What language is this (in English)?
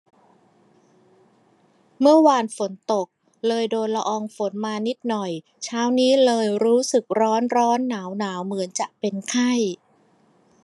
Thai